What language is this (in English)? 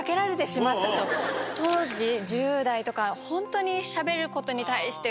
Japanese